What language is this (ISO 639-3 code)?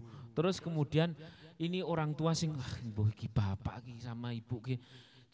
ind